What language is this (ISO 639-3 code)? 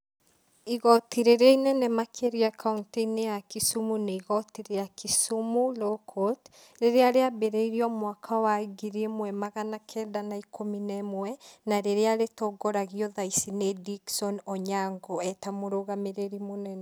kik